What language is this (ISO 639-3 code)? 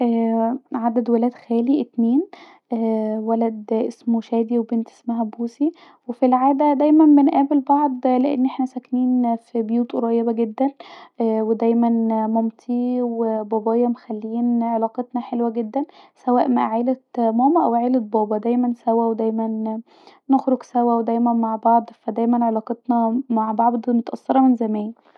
arz